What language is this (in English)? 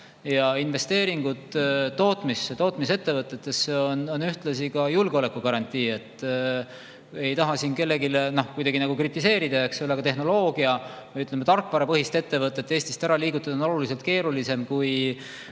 Estonian